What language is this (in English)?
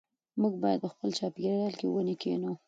Pashto